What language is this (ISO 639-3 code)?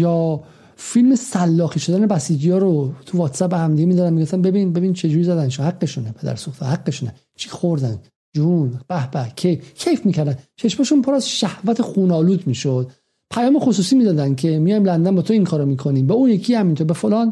fas